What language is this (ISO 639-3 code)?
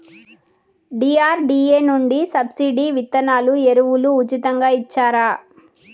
tel